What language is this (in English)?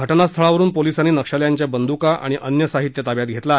Marathi